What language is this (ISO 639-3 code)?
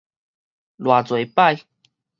nan